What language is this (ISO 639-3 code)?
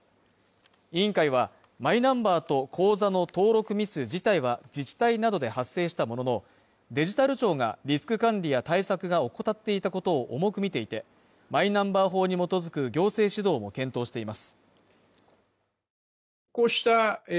jpn